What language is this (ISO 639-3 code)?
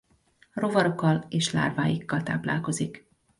hun